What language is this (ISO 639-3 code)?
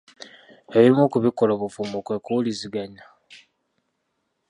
lug